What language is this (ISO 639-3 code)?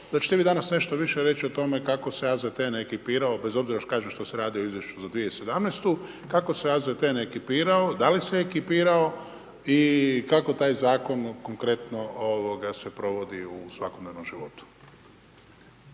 hrv